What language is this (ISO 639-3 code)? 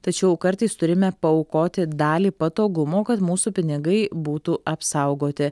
lit